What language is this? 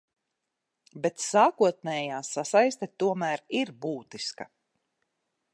Latvian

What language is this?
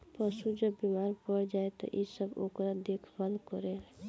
Bhojpuri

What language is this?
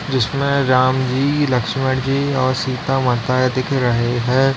Hindi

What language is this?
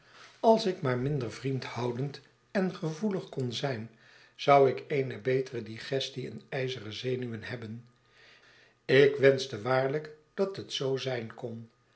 Dutch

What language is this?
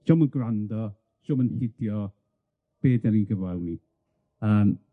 Welsh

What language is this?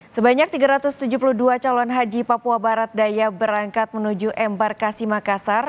Indonesian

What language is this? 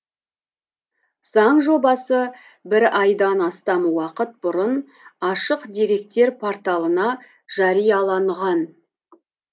Kazakh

